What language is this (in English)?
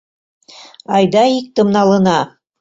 Mari